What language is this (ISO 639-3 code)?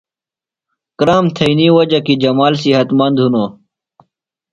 phl